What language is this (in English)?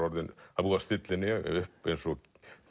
Icelandic